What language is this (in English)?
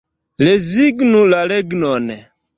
Esperanto